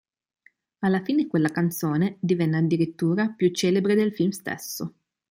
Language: Italian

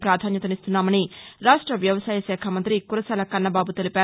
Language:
Telugu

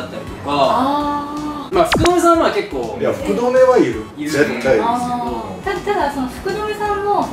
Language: Japanese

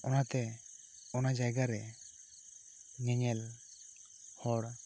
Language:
Santali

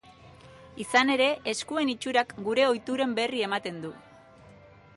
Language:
Basque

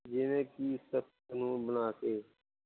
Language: Punjabi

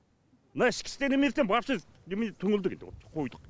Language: Kazakh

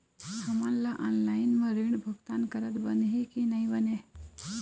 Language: Chhattisgarhi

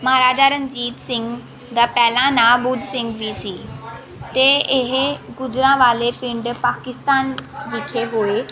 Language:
Punjabi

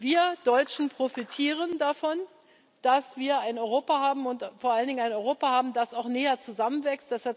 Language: German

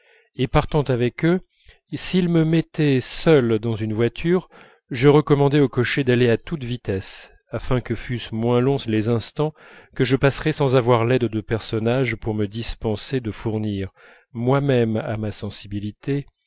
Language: French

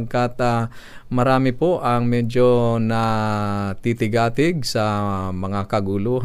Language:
Filipino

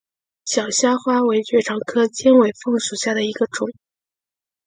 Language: Chinese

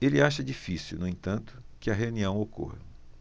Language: Portuguese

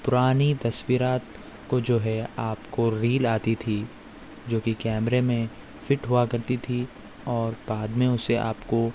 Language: Urdu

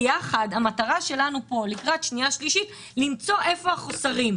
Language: Hebrew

